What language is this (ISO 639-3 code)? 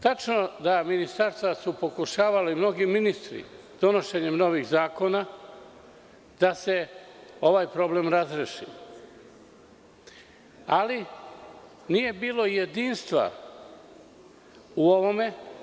srp